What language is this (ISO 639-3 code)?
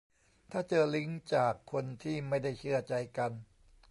tha